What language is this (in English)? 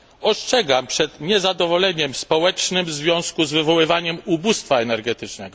Polish